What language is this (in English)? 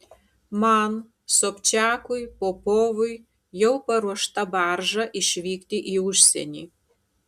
Lithuanian